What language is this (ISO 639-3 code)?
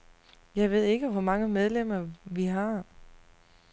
dan